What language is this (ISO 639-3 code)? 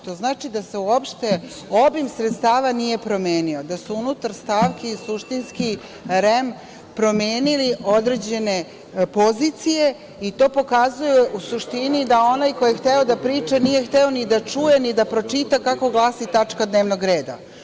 srp